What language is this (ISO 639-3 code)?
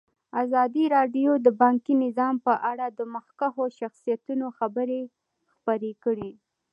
pus